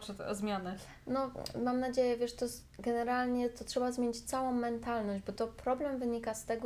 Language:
Polish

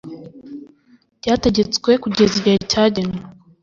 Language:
Kinyarwanda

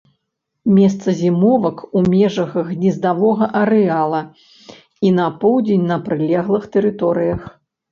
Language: Belarusian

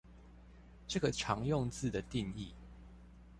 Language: Chinese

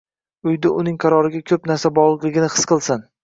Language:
Uzbek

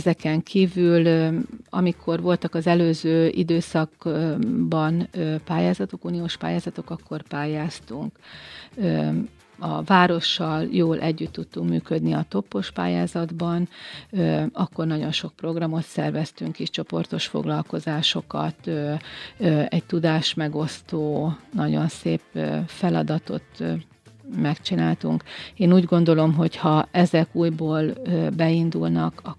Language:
Hungarian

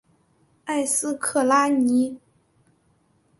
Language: Chinese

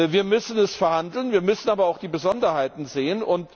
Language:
German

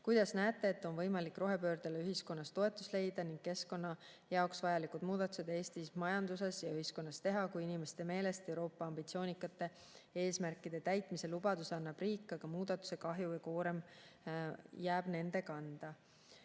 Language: Estonian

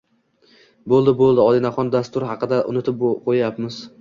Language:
Uzbek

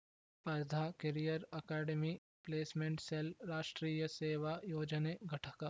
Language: Kannada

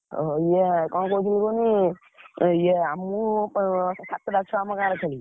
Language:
Odia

